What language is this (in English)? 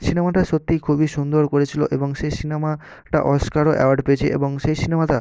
Bangla